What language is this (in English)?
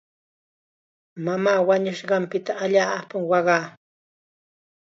Chiquián Ancash Quechua